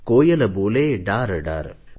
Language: Marathi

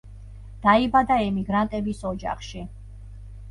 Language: Georgian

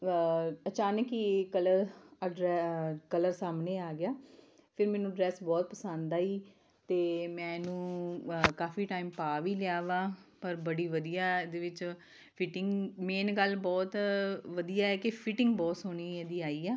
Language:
Punjabi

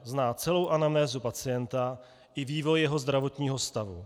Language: Czech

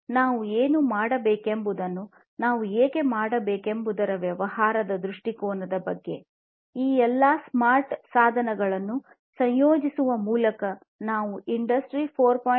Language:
Kannada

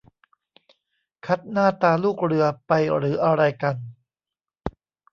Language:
Thai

